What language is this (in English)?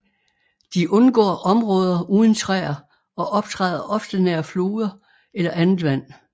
Danish